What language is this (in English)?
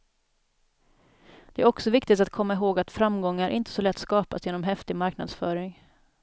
Swedish